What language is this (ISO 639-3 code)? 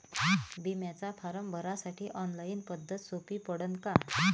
mar